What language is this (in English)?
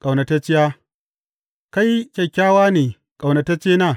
Hausa